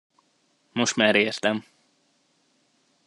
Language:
Hungarian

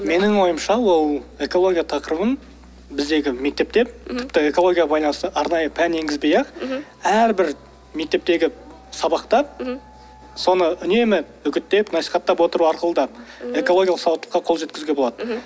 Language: Kazakh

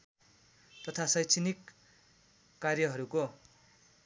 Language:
Nepali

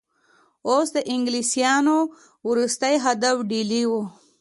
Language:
Pashto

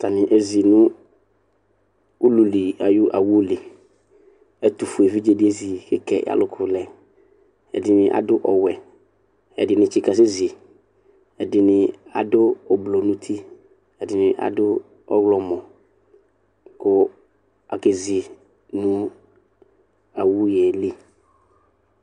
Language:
Ikposo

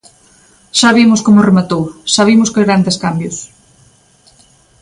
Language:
Galician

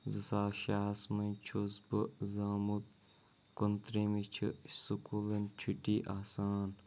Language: Kashmiri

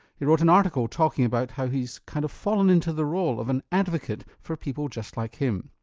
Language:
English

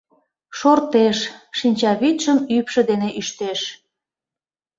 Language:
Mari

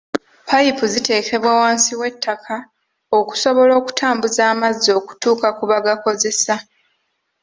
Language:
Ganda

